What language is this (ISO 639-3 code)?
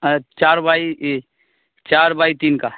urd